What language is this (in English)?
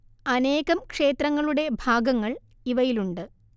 Malayalam